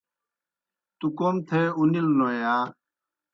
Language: Kohistani Shina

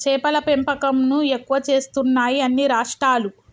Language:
Telugu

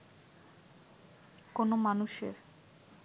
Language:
Bangla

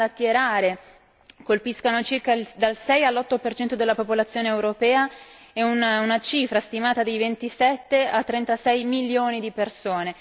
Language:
Italian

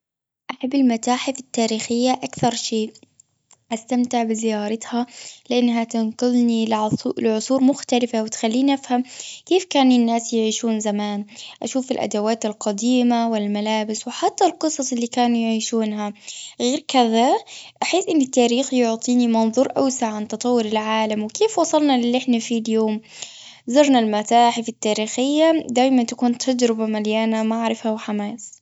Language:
Gulf Arabic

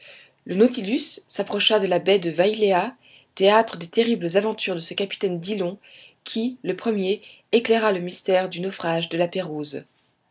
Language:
French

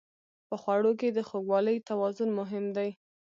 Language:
Pashto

